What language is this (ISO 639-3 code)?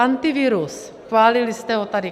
ces